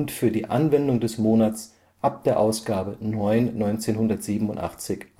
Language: German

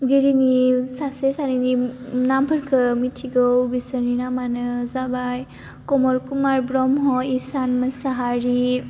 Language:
Bodo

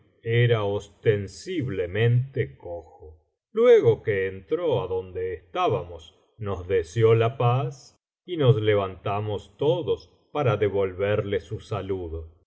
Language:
Spanish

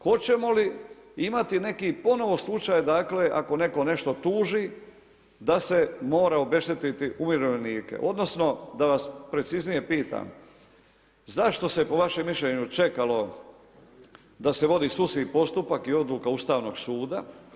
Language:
Croatian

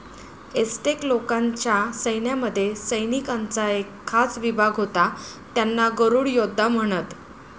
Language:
Marathi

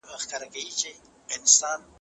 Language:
Pashto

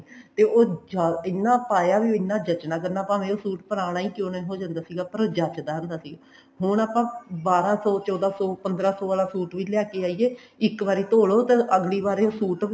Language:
Punjabi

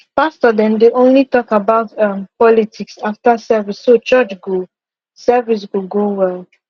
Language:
Nigerian Pidgin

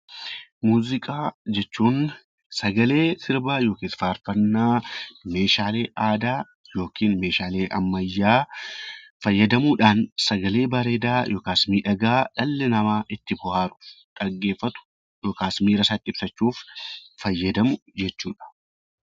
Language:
Oromo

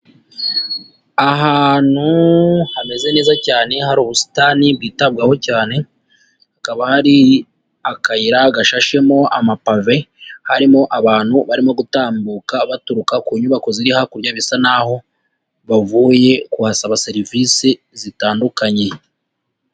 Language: Kinyarwanda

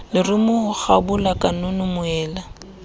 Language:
Southern Sotho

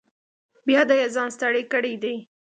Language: Pashto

